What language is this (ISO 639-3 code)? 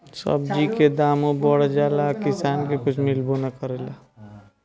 bho